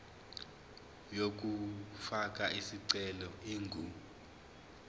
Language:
Zulu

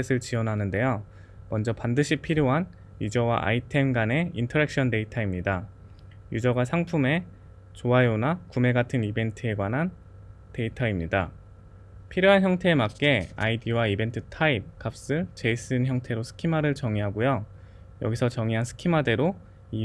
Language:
Korean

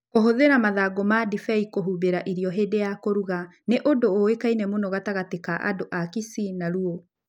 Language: Kikuyu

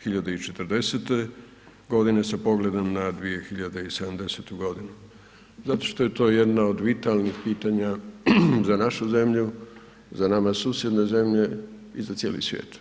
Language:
Croatian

